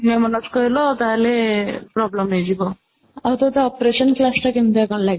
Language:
Odia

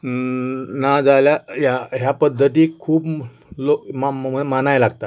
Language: Konkani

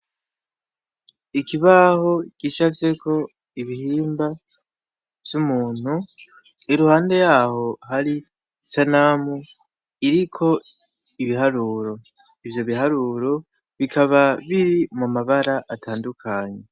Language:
Rundi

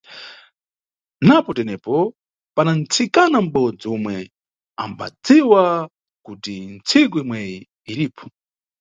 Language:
Nyungwe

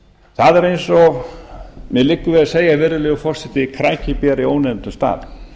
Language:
Icelandic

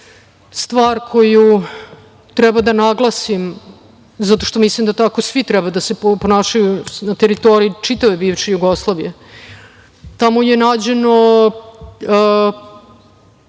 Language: Serbian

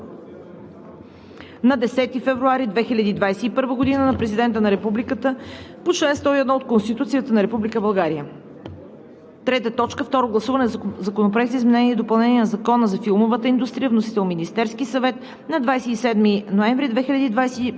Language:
Bulgarian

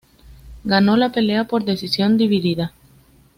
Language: Spanish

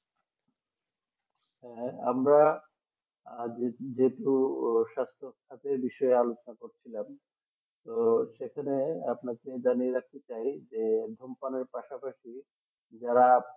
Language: Bangla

